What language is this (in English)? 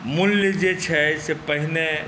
Maithili